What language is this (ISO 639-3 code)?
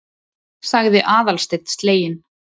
isl